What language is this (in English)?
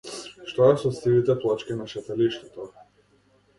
Macedonian